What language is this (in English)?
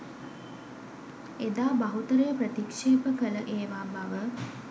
Sinhala